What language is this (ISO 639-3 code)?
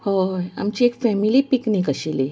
kok